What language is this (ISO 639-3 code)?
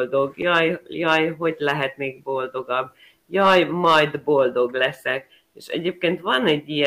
hun